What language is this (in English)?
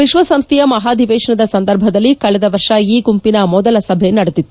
Kannada